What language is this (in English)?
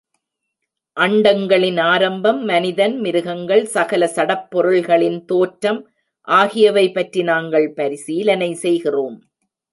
Tamil